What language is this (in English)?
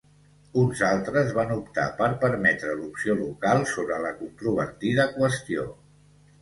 Catalan